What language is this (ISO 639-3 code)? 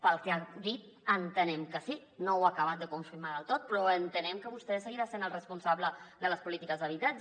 cat